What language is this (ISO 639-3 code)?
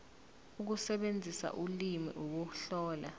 zul